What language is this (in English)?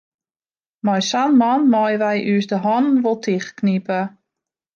Western Frisian